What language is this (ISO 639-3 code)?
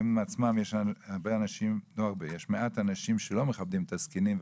heb